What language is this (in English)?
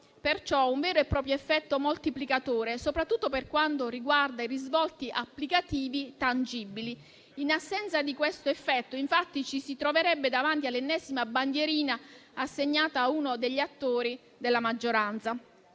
Italian